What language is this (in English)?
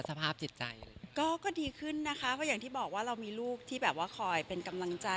Thai